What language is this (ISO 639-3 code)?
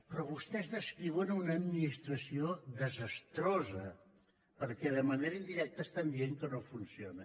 cat